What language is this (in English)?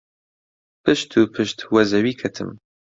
Central Kurdish